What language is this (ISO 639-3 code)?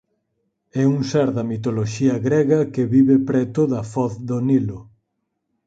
glg